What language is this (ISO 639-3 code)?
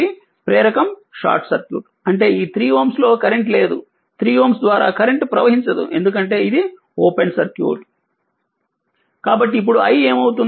tel